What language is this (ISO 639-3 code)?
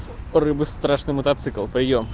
rus